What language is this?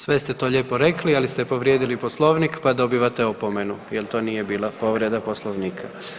Croatian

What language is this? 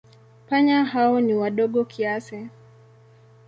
Swahili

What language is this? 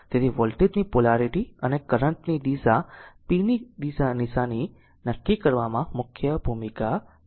Gujarati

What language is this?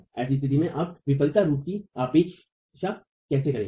Hindi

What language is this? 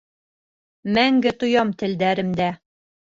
Bashkir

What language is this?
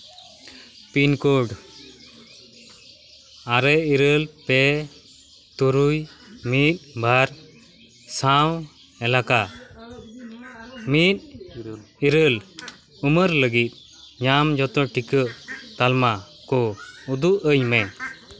Santali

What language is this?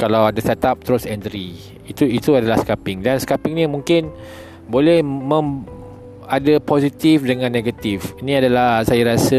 Malay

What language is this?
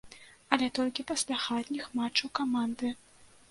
Belarusian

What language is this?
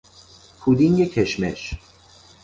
Persian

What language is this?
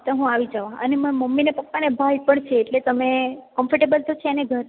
Gujarati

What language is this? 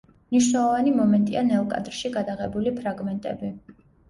Georgian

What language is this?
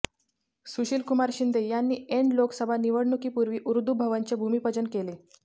Marathi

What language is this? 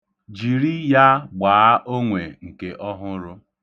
Igbo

